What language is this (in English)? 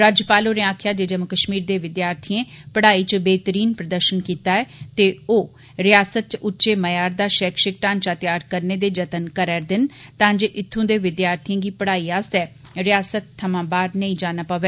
Dogri